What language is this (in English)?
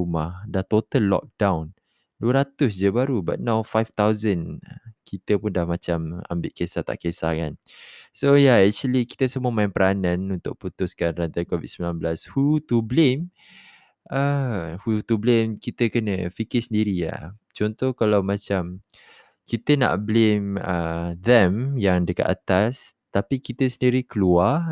Malay